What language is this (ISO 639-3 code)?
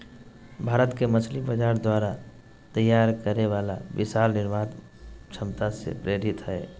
mag